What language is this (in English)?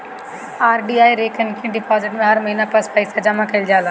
Bhojpuri